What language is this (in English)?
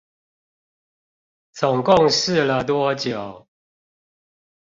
Chinese